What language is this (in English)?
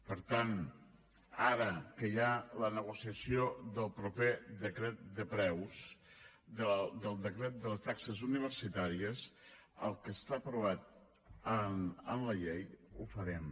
Catalan